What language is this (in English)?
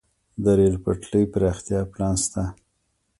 Pashto